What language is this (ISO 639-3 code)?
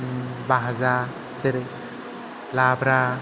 brx